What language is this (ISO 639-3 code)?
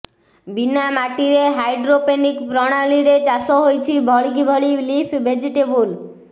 ori